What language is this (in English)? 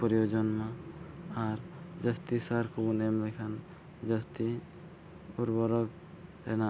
Santali